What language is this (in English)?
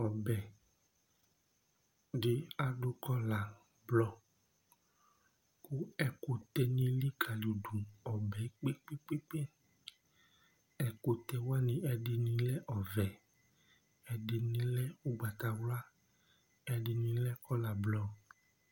Ikposo